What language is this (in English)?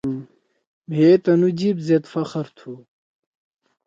Torwali